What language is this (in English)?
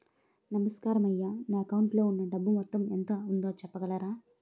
Telugu